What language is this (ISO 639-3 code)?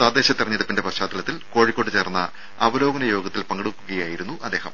mal